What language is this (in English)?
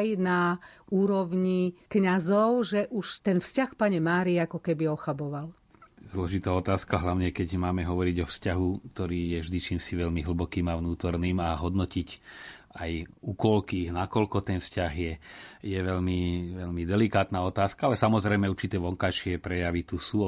Slovak